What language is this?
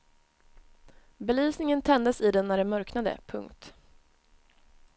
Swedish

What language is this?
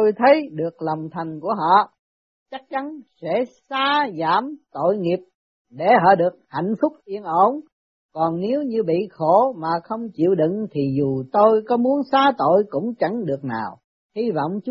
Vietnamese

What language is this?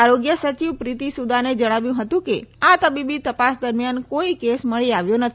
Gujarati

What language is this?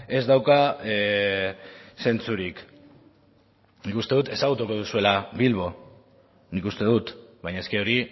Basque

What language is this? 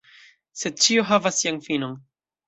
Esperanto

